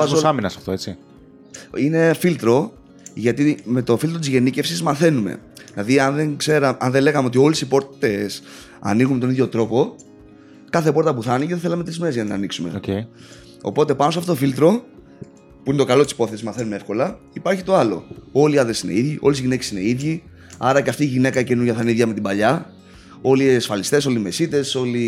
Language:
Greek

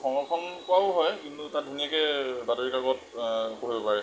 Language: Assamese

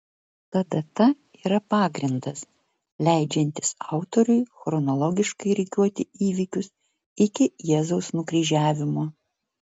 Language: Lithuanian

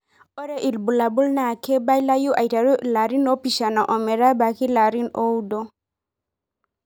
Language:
Masai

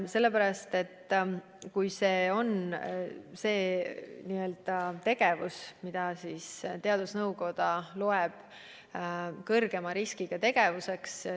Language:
Estonian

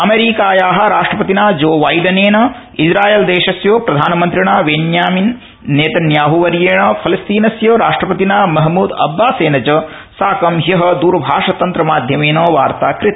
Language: Sanskrit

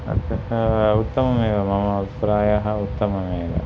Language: Sanskrit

